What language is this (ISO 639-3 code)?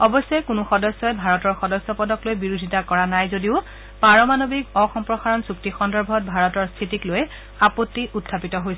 asm